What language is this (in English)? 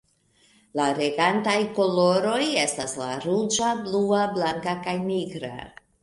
Esperanto